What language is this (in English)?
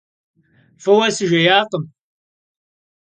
Kabardian